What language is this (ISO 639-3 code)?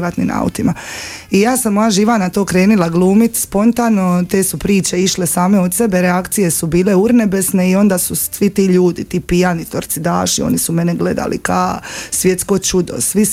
hrv